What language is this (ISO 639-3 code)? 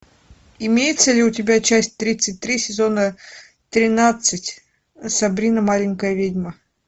rus